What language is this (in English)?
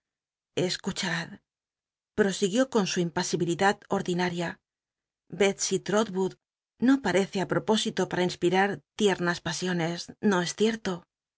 Spanish